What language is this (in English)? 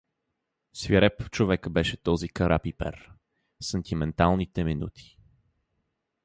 Bulgarian